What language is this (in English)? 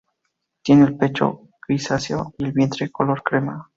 Spanish